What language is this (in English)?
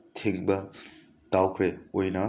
Manipuri